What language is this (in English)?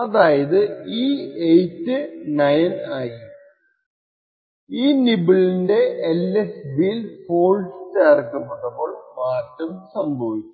Malayalam